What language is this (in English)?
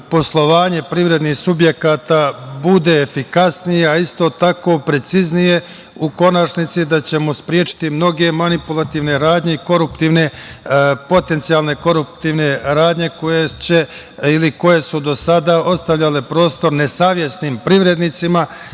Serbian